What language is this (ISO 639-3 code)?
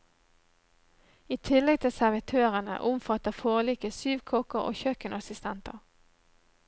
nor